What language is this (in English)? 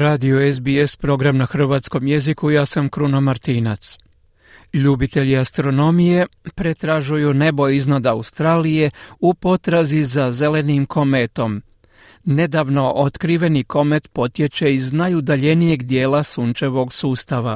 Croatian